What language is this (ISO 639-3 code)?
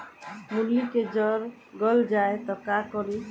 bho